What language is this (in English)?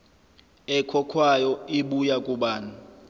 Zulu